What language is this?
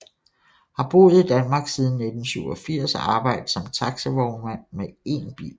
Danish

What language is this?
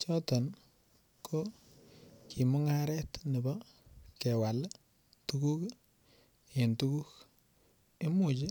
Kalenjin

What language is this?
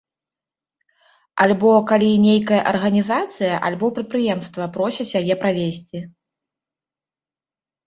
Belarusian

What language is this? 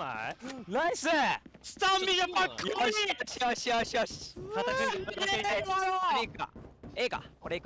Japanese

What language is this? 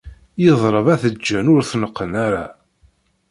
Kabyle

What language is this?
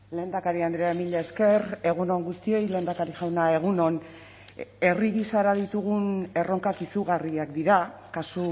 Basque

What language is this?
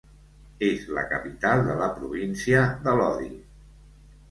Catalan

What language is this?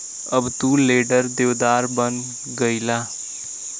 Bhojpuri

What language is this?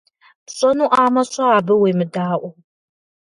Kabardian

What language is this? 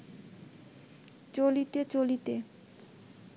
Bangla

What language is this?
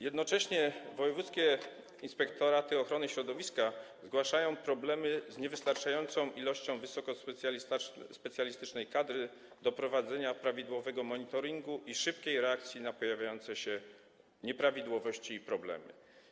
Polish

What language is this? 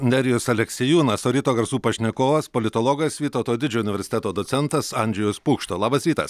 Lithuanian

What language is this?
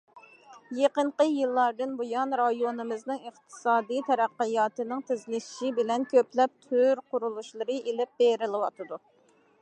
Uyghur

